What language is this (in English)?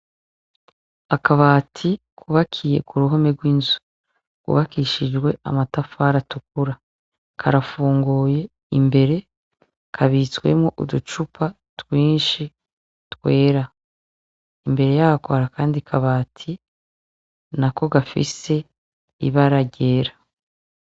Rundi